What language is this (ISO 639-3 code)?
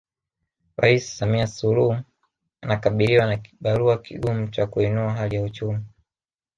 swa